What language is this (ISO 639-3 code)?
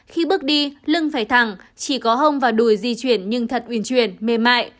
vie